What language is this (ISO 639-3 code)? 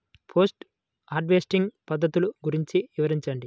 tel